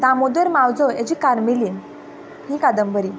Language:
Konkani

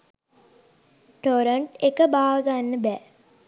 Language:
Sinhala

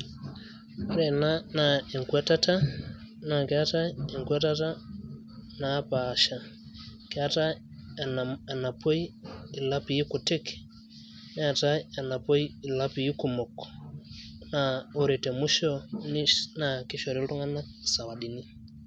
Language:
Masai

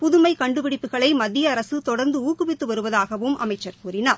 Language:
Tamil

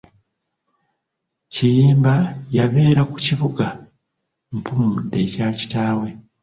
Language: Ganda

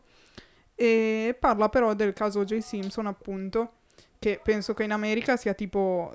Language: Italian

